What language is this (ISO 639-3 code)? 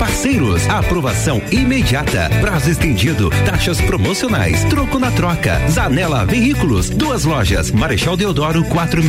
por